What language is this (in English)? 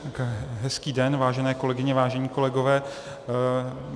Czech